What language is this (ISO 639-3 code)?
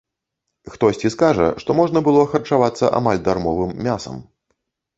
bel